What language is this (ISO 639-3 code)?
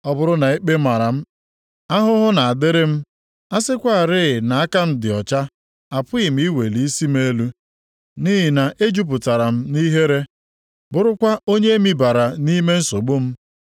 ibo